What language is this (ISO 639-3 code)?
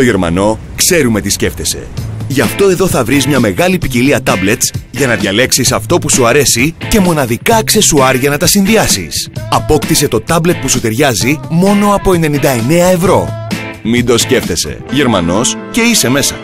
ell